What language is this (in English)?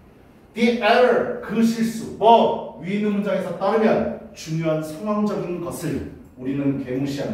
Korean